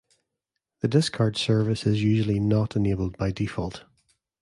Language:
English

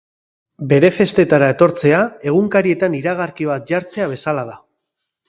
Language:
Basque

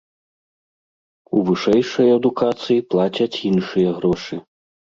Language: Belarusian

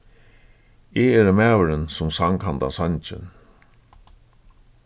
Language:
Faroese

